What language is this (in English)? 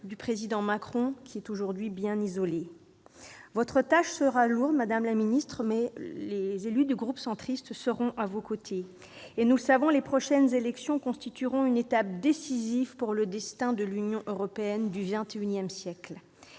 French